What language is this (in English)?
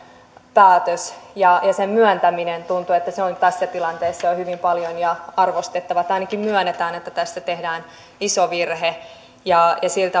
Finnish